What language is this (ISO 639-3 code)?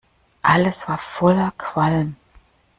deu